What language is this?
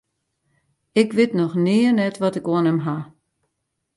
Western Frisian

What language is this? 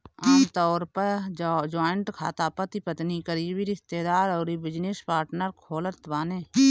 Bhojpuri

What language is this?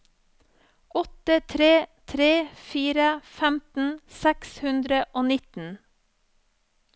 Norwegian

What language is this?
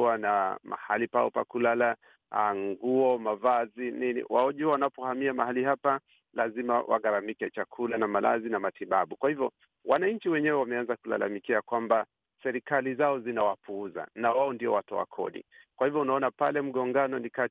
Swahili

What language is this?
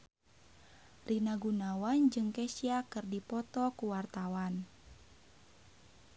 Sundanese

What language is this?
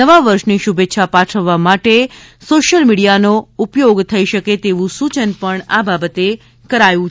Gujarati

